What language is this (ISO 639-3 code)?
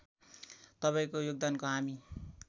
nep